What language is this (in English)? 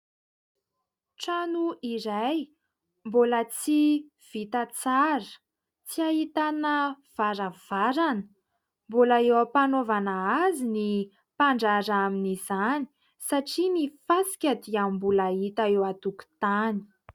Malagasy